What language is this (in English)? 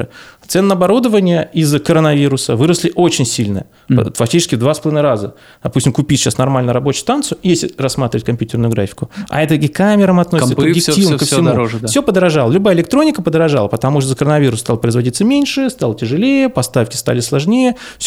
Russian